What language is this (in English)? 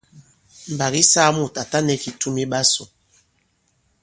Bankon